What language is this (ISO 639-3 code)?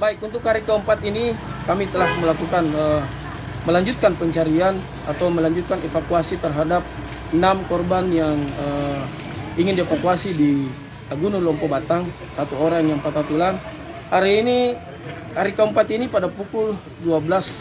ind